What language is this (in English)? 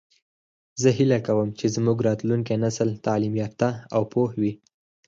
Pashto